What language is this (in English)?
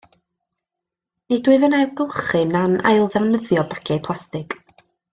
Welsh